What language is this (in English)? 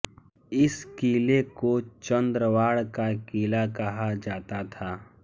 Hindi